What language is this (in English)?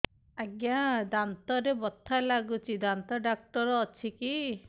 Odia